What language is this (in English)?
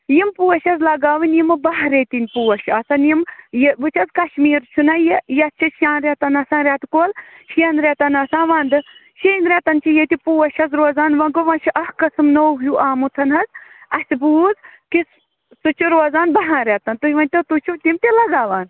Kashmiri